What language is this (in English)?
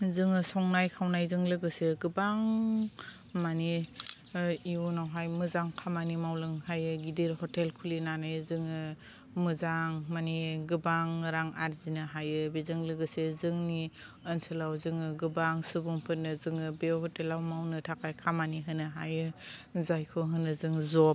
Bodo